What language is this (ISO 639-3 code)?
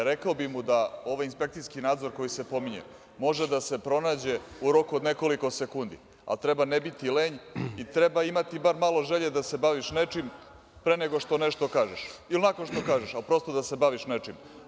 srp